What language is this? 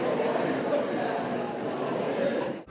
Slovenian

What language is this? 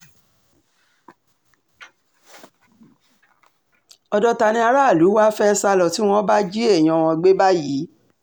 Yoruba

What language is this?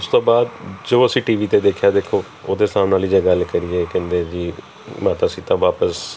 Punjabi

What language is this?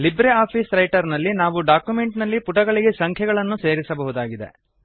Kannada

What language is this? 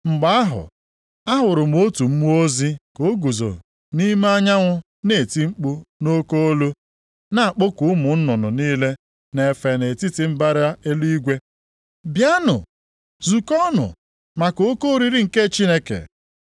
Igbo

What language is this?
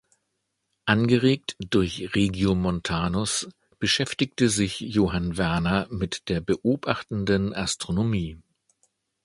German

